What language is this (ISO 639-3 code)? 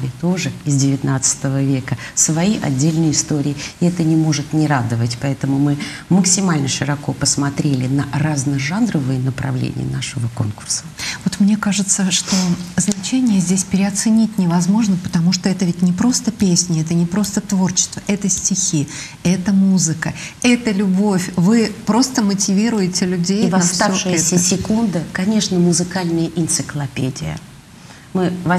rus